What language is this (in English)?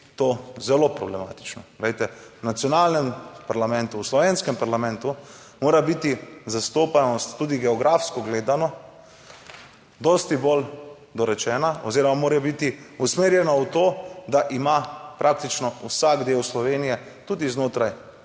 Slovenian